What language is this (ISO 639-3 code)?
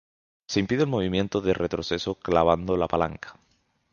spa